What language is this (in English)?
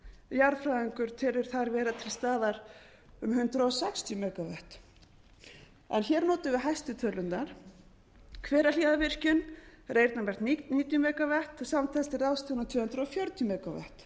Icelandic